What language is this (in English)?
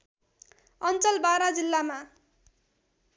Nepali